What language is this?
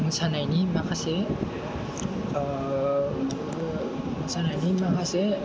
Bodo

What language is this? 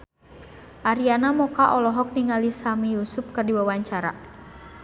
Sundanese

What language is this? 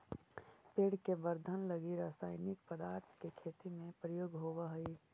Magahi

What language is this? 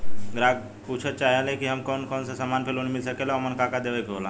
Bhojpuri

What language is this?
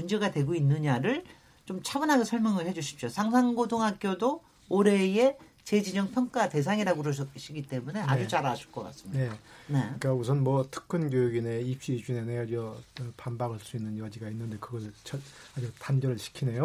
Korean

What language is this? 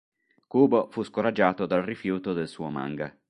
Italian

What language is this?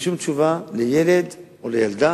Hebrew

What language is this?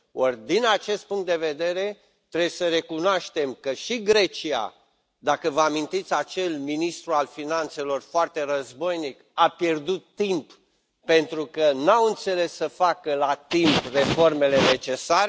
Romanian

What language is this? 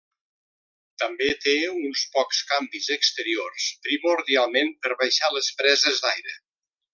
Catalan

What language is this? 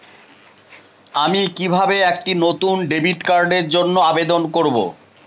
Bangla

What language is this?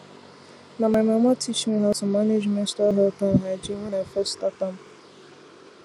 Nigerian Pidgin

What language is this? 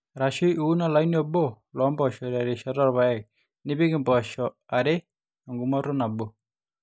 Masai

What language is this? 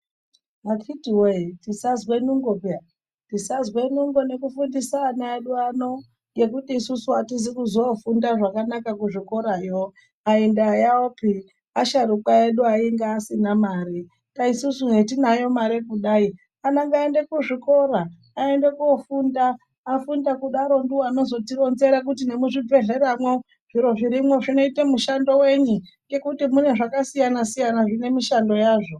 Ndau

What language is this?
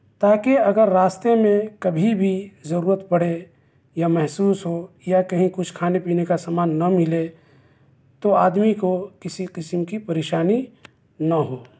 Urdu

